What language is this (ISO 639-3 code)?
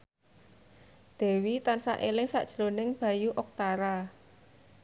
jav